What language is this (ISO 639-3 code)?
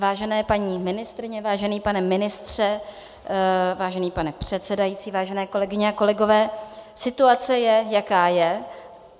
ces